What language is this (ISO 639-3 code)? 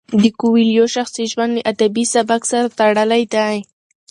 pus